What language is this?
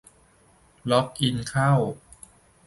Thai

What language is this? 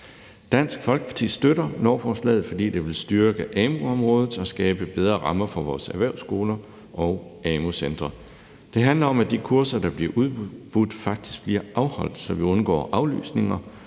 Danish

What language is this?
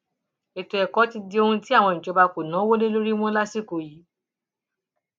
Yoruba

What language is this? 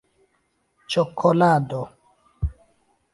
Esperanto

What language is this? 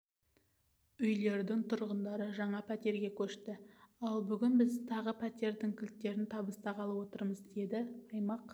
Kazakh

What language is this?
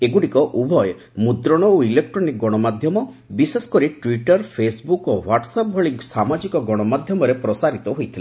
Odia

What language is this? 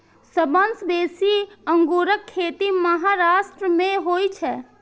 Maithili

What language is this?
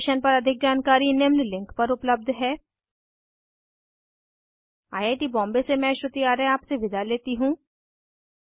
Hindi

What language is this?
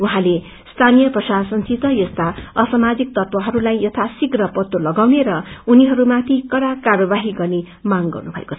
Nepali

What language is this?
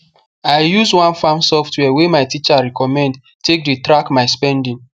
Nigerian Pidgin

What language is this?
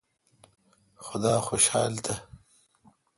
Kalkoti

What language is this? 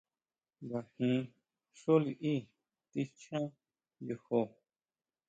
Huautla Mazatec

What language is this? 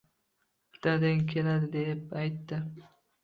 Uzbek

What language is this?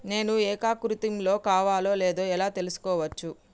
Telugu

